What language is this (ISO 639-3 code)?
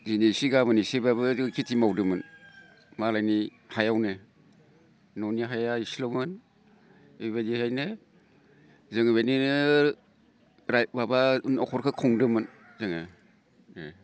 brx